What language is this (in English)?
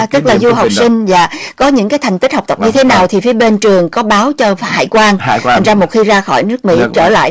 Vietnamese